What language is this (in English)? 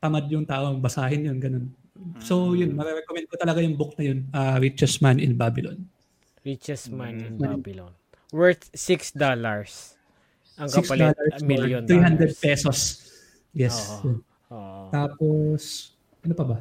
Filipino